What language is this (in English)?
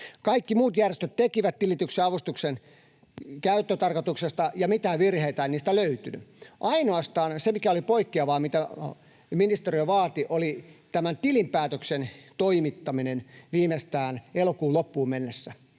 Finnish